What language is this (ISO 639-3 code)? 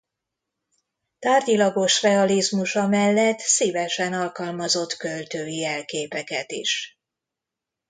hun